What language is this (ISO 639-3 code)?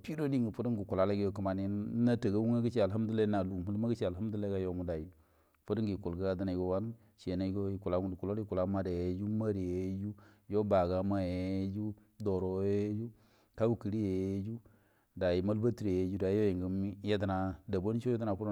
bdm